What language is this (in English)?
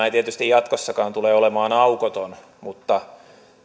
Finnish